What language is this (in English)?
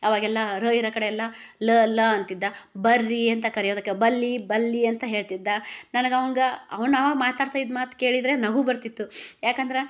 Kannada